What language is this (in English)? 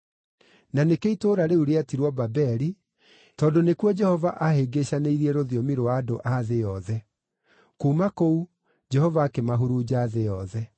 Kikuyu